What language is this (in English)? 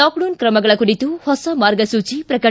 Kannada